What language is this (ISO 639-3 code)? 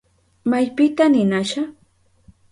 qup